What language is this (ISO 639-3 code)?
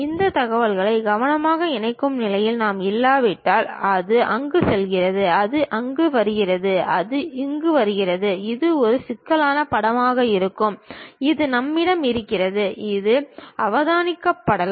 tam